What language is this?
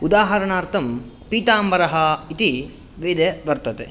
Sanskrit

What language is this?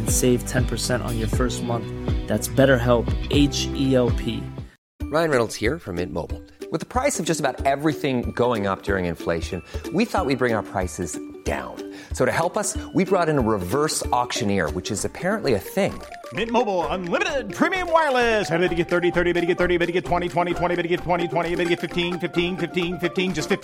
Filipino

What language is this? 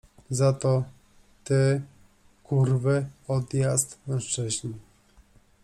Polish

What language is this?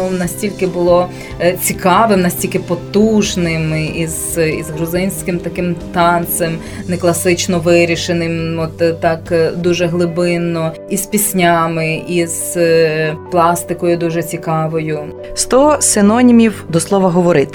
Ukrainian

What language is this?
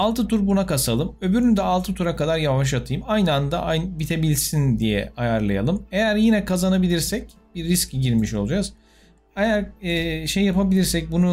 Turkish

